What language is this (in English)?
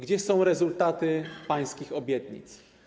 Polish